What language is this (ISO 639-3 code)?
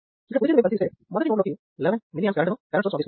tel